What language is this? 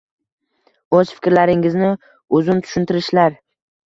Uzbek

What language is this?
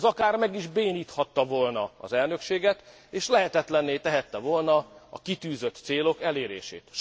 Hungarian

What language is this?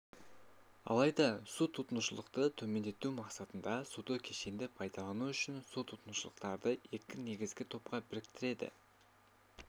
Kazakh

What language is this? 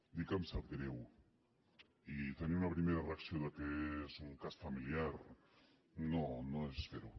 Catalan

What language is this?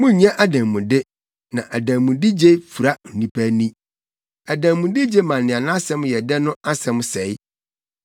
Akan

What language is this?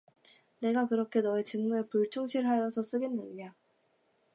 Korean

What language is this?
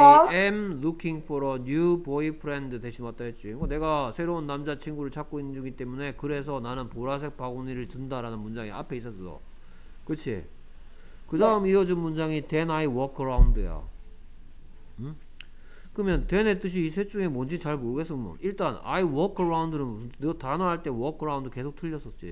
Korean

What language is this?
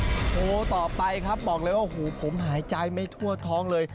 Thai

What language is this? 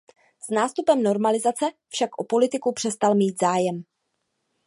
Czech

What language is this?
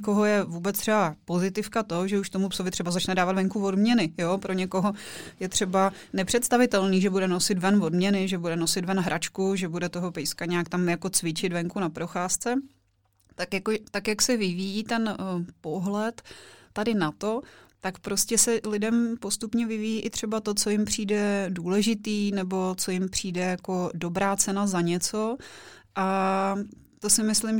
Czech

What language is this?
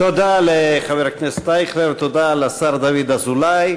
Hebrew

